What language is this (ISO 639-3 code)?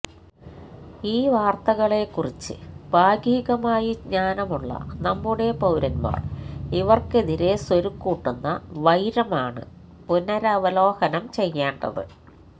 mal